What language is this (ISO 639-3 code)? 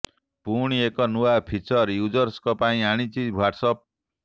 ori